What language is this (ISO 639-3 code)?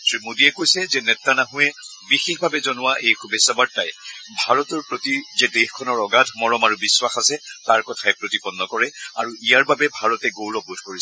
asm